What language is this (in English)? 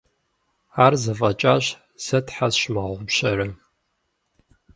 Kabardian